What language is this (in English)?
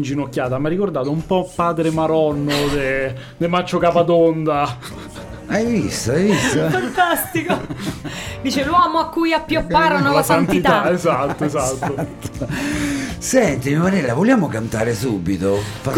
Italian